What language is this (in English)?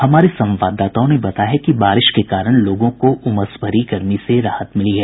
Hindi